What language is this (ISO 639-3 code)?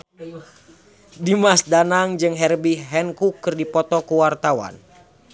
sun